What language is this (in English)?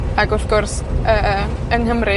Welsh